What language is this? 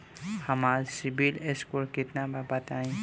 Bhojpuri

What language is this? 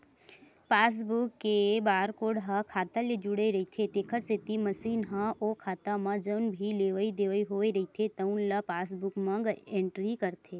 Chhattisgarhi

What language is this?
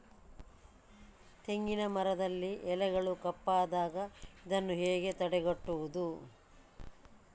Kannada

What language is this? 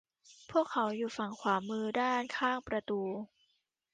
Thai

